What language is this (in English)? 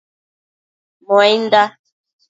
Matsés